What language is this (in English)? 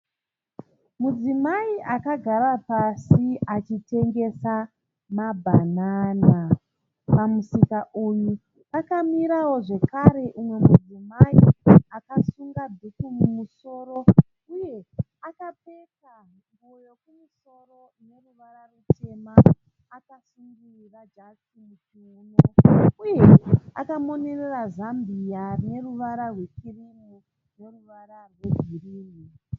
Shona